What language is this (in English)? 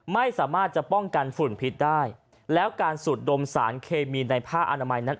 Thai